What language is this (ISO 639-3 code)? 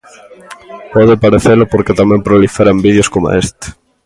glg